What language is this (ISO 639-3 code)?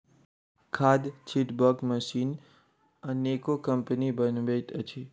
mai